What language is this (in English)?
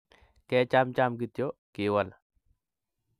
Kalenjin